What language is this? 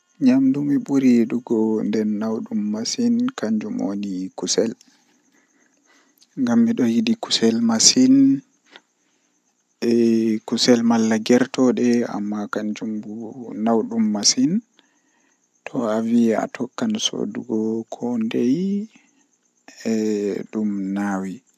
Western Niger Fulfulde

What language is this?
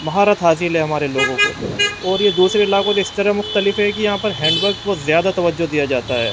Urdu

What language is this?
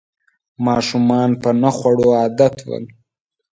Pashto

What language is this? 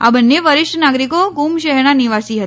Gujarati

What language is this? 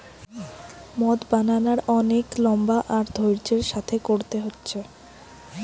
Bangla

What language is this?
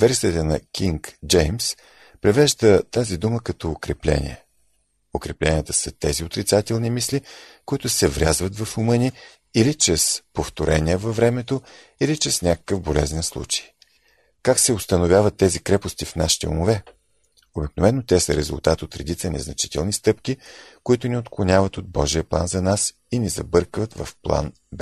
Bulgarian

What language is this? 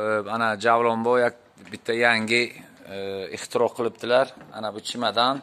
Turkish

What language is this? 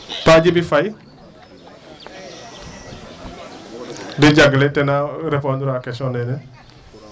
Wolof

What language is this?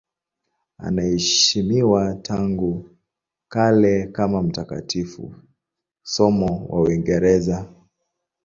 Swahili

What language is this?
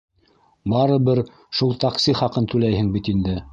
Bashkir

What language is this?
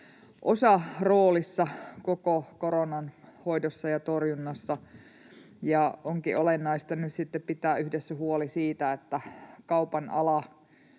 Finnish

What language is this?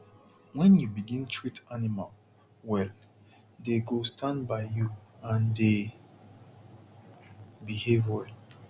Nigerian Pidgin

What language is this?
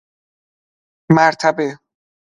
Persian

